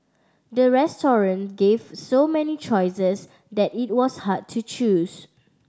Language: English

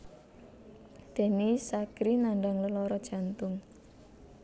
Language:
Javanese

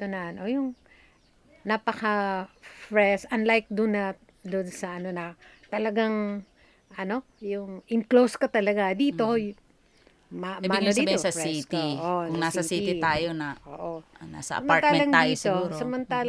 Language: Filipino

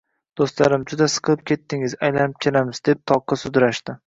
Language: Uzbek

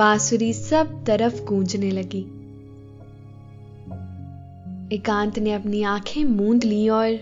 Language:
Hindi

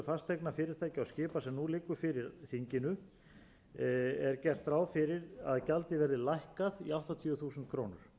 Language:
Icelandic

